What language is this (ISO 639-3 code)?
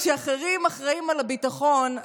heb